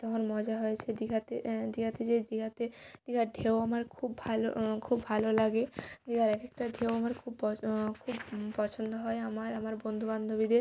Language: Bangla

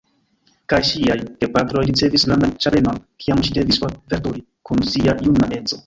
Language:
Esperanto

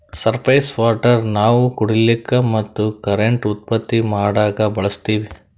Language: Kannada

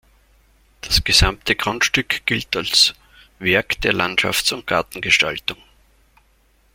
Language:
German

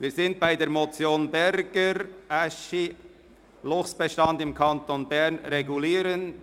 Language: Swiss German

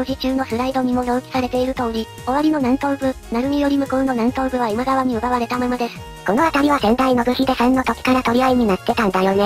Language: Japanese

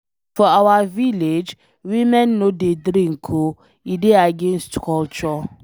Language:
Nigerian Pidgin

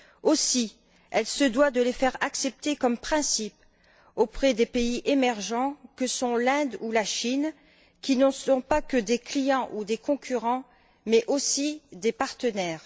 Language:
French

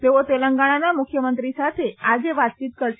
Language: Gujarati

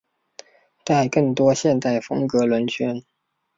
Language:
Chinese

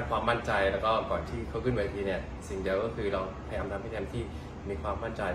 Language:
Thai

